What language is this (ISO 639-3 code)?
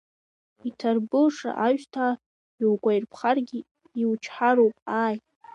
abk